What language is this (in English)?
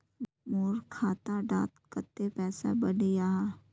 Magahi